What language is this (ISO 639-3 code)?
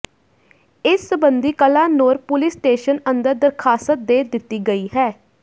pan